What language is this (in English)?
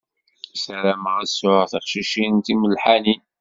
Kabyle